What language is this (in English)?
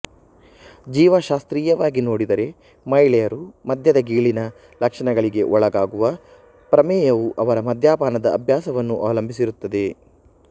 Kannada